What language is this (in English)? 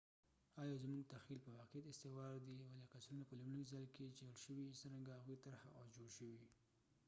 Pashto